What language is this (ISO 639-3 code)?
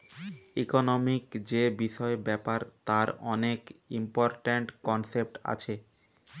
ben